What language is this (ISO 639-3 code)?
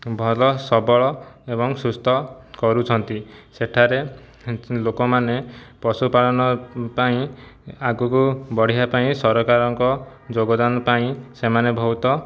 ori